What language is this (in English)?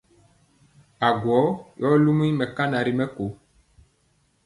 Mpiemo